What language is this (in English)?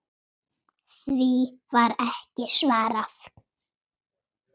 Icelandic